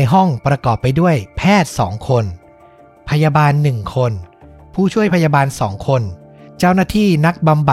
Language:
Thai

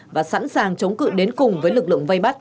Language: Vietnamese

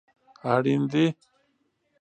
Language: Pashto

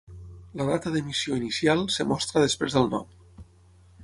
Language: Catalan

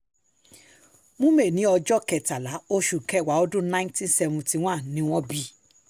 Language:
Yoruba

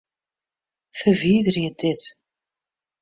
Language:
Western Frisian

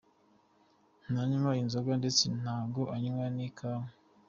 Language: Kinyarwanda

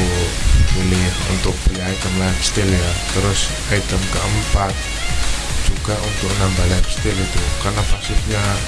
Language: Indonesian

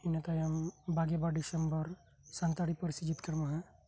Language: Santali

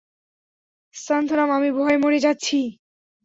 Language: Bangla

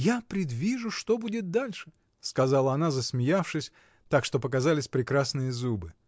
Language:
Russian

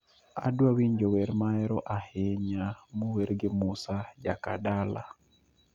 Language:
Luo (Kenya and Tanzania)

